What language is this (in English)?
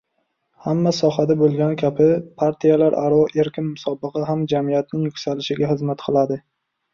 Uzbek